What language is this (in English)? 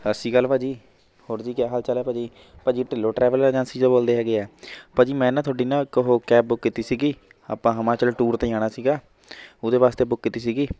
Punjabi